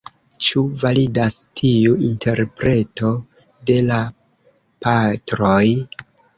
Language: Esperanto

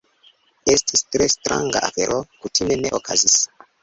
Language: Esperanto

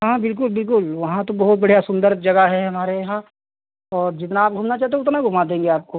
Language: Hindi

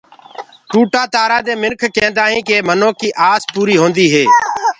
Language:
Gurgula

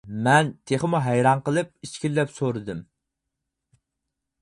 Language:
Uyghur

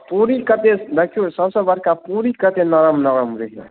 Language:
Maithili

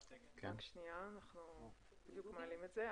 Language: Hebrew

